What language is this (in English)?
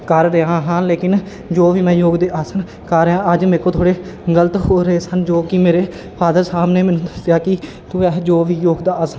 Punjabi